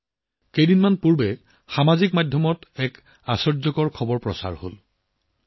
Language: Assamese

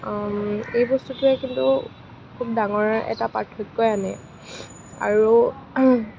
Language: Assamese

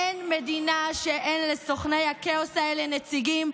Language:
Hebrew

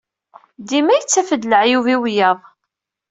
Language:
Kabyle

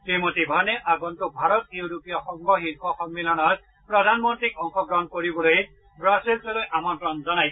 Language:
Assamese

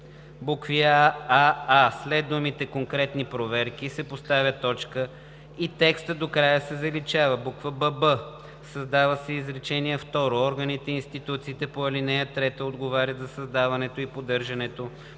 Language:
Bulgarian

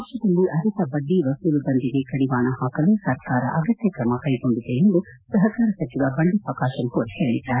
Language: Kannada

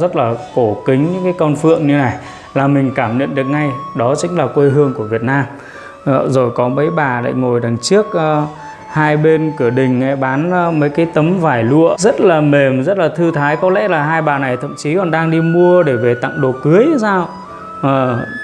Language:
Vietnamese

